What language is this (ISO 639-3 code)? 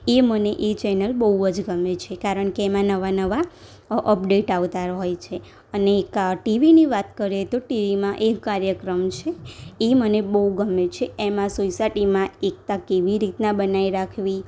guj